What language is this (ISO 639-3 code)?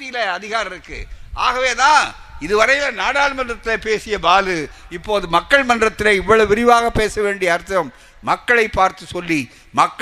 tam